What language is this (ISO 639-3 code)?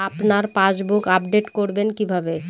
ben